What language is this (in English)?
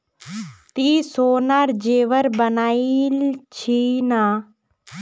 Magahi